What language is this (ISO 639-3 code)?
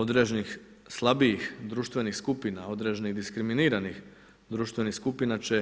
hrv